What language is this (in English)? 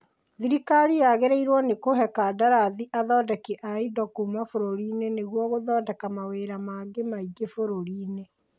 Kikuyu